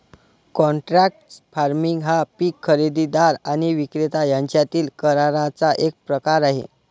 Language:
Marathi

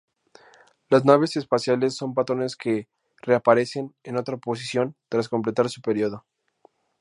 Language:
Spanish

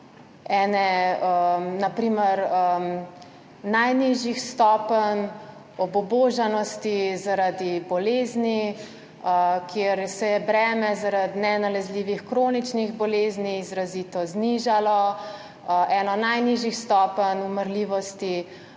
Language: Slovenian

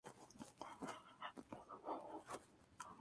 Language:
Spanish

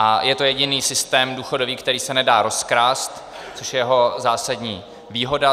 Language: Czech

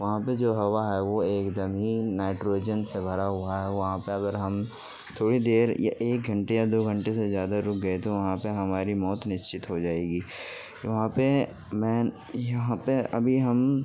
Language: Urdu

